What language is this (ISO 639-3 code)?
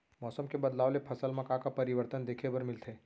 hne